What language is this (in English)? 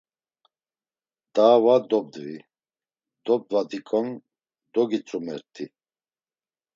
Laz